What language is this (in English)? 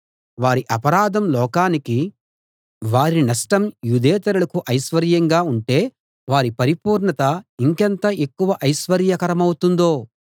Telugu